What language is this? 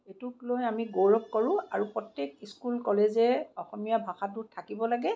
Assamese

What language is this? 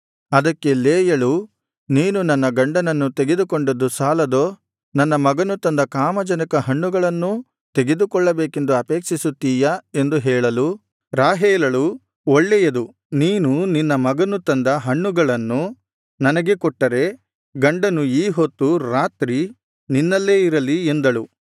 Kannada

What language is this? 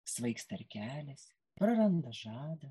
Lithuanian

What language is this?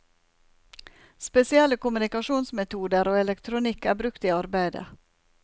Norwegian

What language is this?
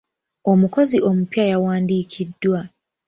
Ganda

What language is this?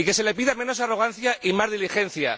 Spanish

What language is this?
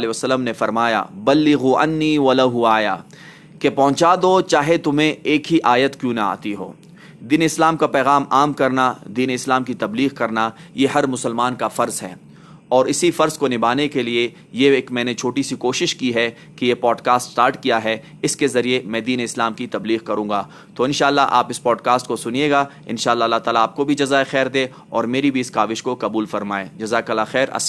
Urdu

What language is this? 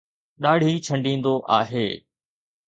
Sindhi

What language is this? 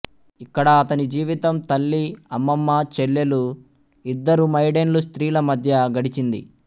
Telugu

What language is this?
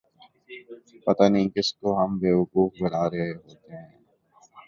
Urdu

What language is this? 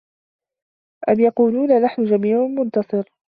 Arabic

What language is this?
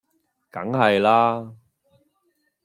Cantonese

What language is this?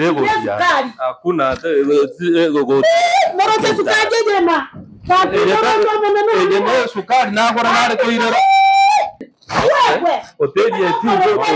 Thai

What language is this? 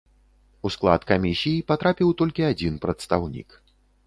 Belarusian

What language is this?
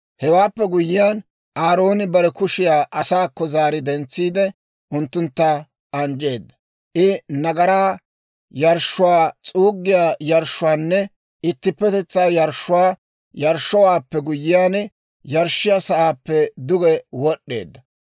Dawro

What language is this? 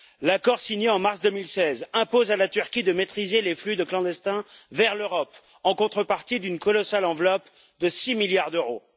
French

